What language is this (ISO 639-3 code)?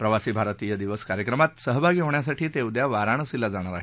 mar